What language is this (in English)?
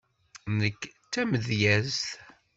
Kabyle